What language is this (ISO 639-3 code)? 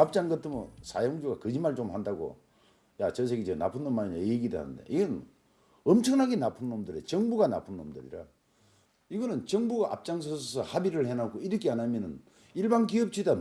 kor